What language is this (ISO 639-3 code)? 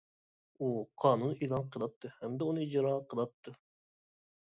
uig